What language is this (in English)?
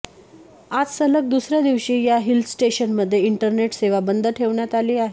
Marathi